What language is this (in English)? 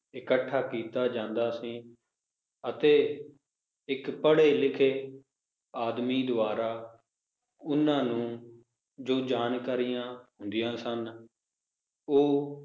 Punjabi